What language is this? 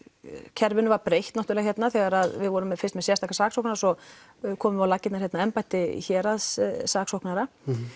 Icelandic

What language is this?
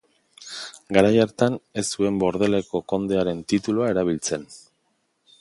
Basque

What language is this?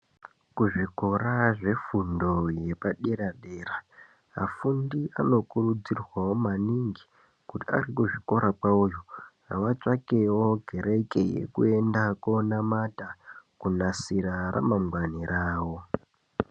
Ndau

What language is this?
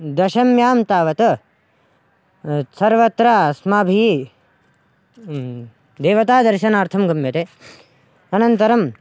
Sanskrit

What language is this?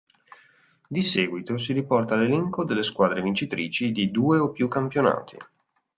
Italian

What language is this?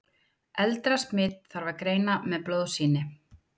Icelandic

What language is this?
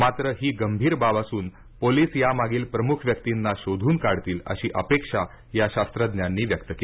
Marathi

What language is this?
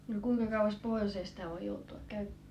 Finnish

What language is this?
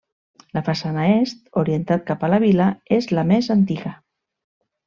Catalan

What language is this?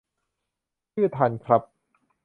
Thai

